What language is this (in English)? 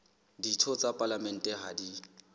Southern Sotho